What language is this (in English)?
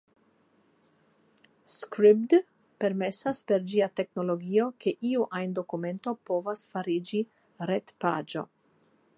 Esperanto